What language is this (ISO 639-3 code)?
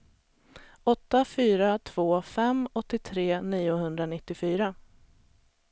swe